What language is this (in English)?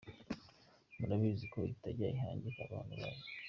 Kinyarwanda